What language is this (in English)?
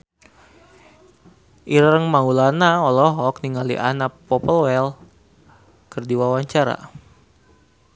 Sundanese